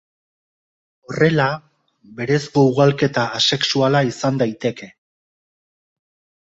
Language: Basque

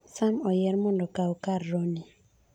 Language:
Luo (Kenya and Tanzania)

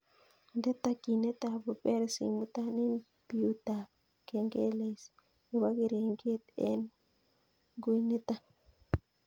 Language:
Kalenjin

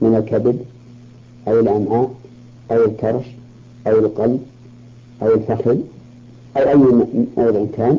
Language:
Arabic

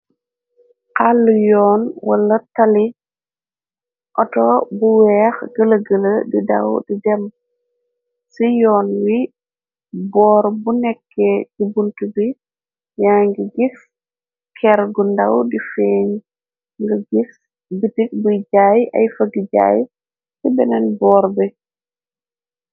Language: Wolof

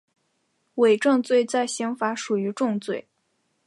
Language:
Chinese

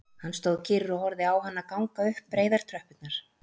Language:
Icelandic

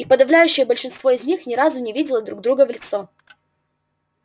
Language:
Russian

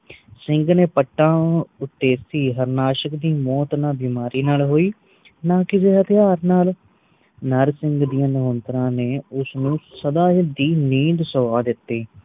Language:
Punjabi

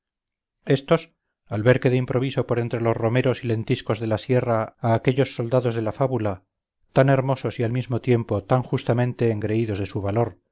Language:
Spanish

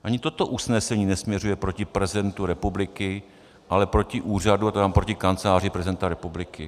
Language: Czech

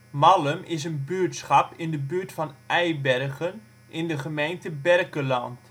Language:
Dutch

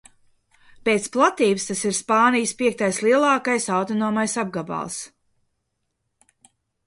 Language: Latvian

